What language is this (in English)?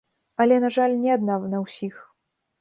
Belarusian